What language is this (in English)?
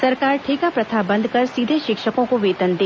Hindi